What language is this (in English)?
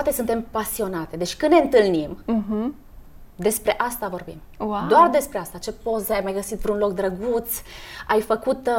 Romanian